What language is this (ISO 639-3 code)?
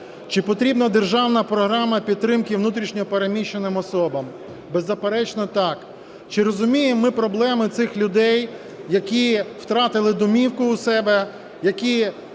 ukr